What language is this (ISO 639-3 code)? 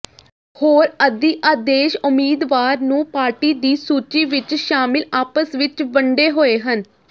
pan